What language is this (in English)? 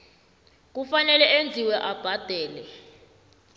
South Ndebele